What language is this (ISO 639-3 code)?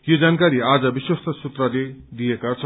nep